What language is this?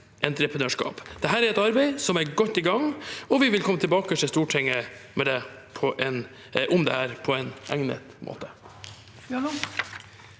Norwegian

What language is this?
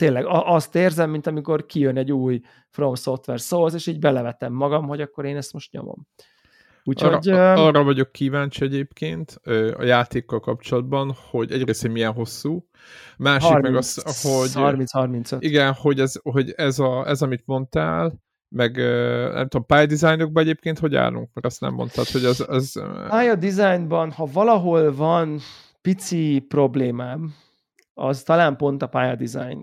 Hungarian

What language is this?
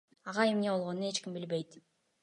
Kyrgyz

